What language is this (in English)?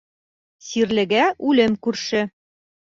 Bashkir